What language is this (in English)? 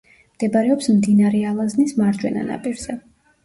Georgian